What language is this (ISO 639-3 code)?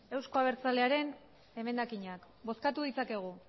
eus